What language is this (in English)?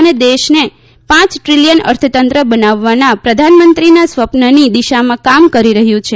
Gujarati